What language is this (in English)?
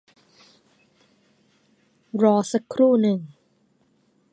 Thai